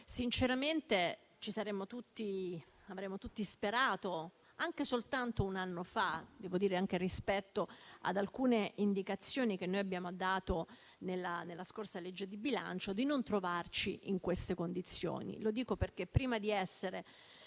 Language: Italian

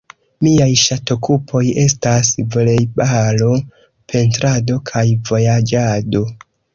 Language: Esperanto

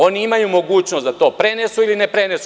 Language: Serbian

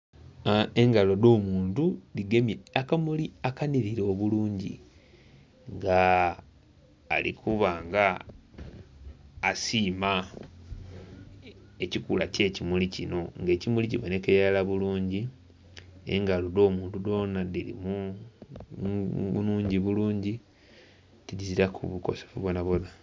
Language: Soga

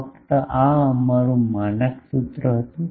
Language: Gujarati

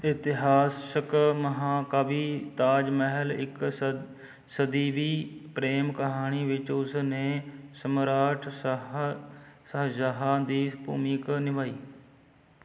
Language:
Punjabi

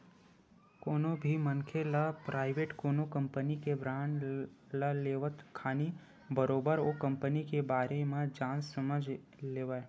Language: Chhattisgarhi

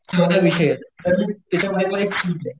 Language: Marathi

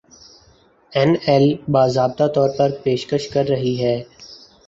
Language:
Urdu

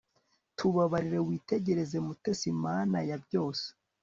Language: Kinyarwanda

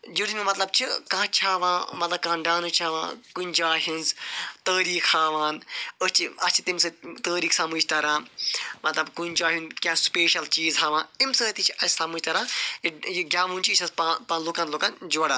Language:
Kashmiri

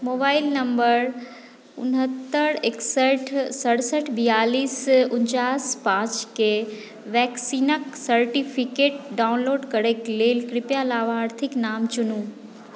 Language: Maithili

